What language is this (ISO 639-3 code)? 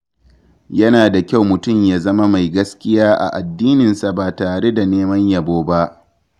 hau